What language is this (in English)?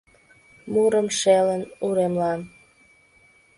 Mari